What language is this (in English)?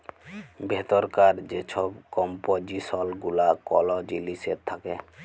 Bangla